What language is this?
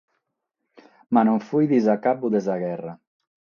Sardinian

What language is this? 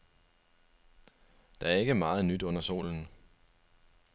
Danish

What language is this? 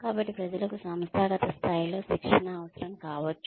Telugu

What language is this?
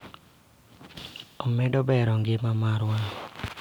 Luo (Kenya and Tanzania)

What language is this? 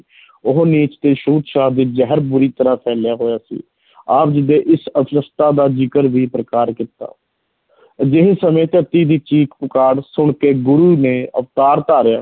Punjabi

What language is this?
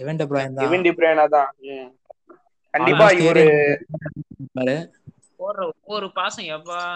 Tamil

